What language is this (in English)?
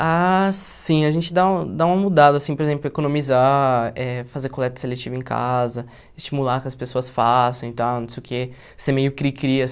Portuguese